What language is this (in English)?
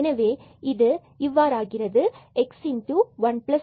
Tamil